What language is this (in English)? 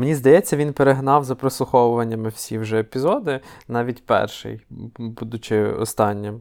Ukrainian